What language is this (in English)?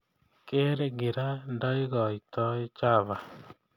Kalenjin